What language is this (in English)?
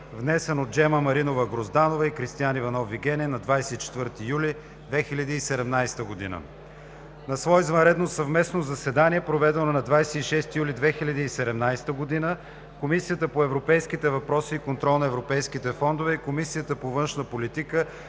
Bulgarian